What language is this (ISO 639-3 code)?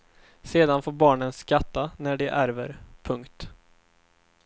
swe